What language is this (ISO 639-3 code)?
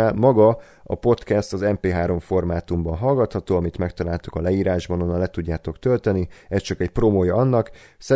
hun